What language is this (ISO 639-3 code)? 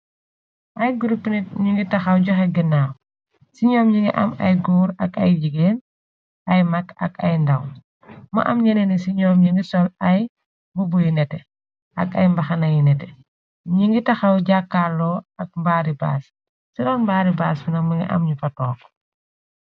wol